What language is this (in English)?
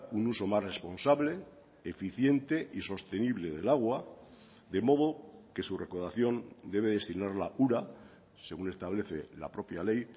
Spanish